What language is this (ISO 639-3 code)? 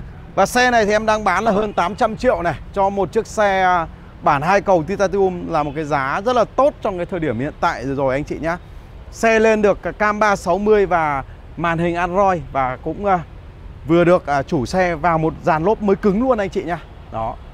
vie